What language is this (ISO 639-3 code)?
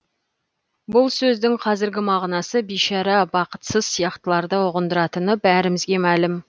kaz